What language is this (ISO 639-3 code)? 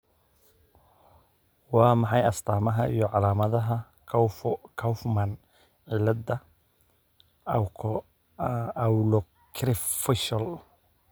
som